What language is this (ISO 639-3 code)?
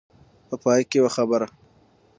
pus